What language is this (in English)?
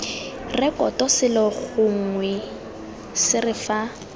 Tswana